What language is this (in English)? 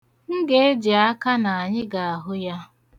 Igbo